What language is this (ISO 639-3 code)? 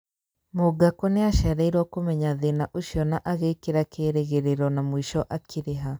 kik